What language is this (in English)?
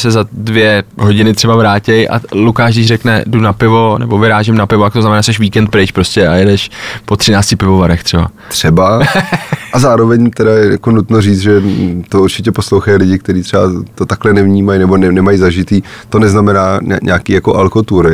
Czech